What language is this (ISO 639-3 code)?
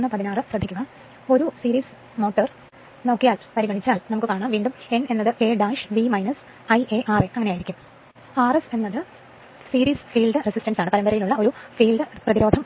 mal